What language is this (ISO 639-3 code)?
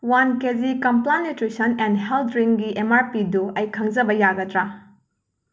mni